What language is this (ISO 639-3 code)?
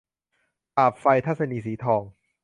tha